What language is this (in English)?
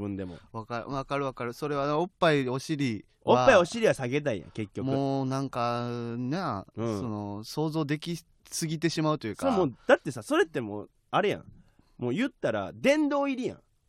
Japanese